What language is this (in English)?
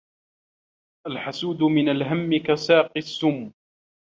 Arabic